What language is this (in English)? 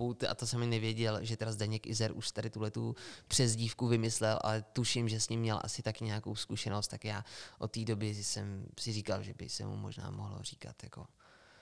Czech